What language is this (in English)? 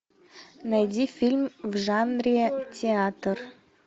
Russian